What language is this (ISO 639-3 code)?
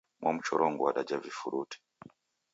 dav